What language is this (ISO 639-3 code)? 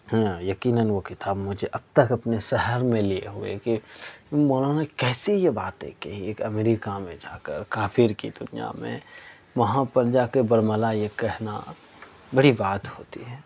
urd